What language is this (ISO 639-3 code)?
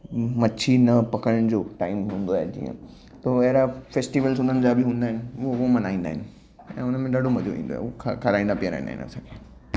snd